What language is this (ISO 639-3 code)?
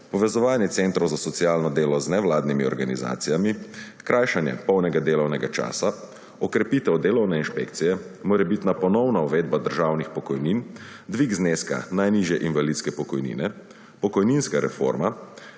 slv